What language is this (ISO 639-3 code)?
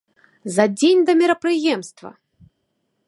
bel